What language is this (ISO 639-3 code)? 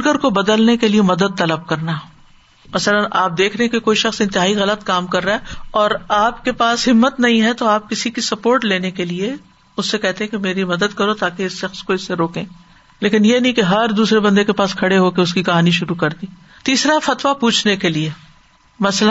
urd